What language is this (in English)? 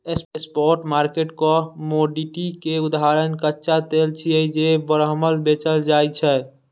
Maithili